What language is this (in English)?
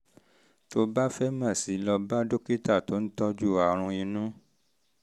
Yoruba